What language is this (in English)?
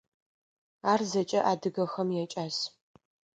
Adyghe